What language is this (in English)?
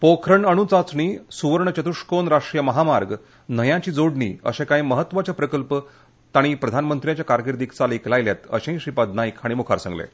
Konkani